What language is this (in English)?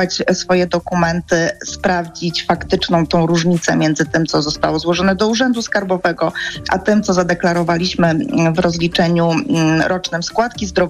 Polish